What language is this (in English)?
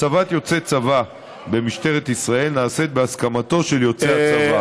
Hebrew